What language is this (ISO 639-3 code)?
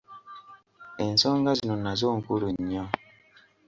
lug